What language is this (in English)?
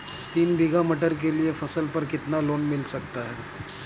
Hindi